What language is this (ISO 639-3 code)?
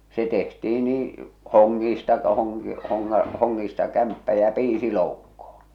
fin